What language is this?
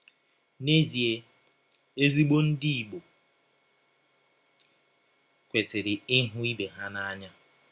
Igbo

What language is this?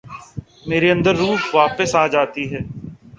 Urdu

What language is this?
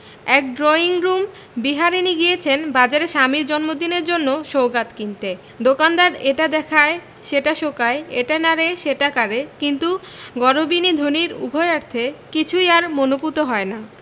Bangla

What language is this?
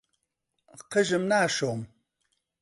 Central Kurdish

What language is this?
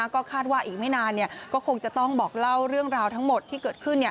Thai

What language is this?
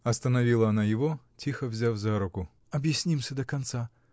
Russian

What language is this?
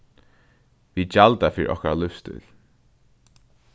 Faroese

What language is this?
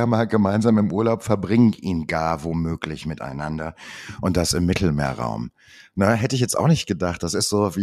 German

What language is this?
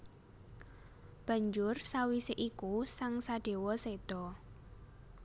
Javanese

